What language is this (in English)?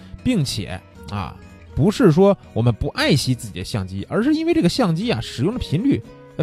Chinese